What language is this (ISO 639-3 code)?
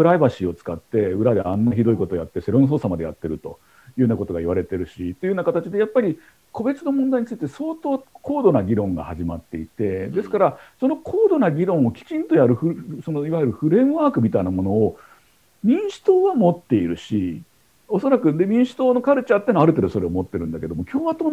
jpn